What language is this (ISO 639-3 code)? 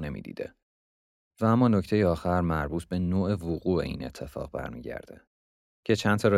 fas